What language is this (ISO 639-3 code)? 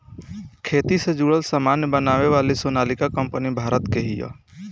bho